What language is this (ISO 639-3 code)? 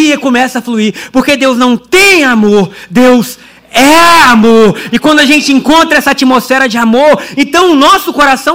por